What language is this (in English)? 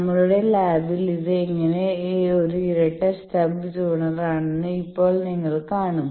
Malayalam